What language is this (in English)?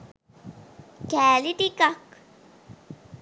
Sinhala